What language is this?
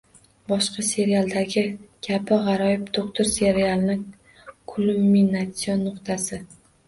Uzbek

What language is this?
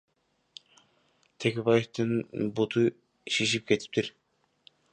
Kyrgyz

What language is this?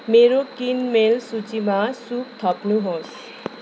Nepali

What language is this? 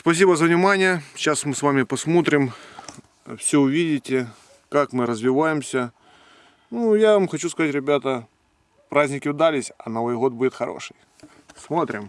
Russian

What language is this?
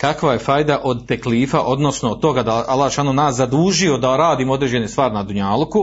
Croatian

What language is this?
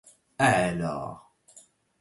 Arabic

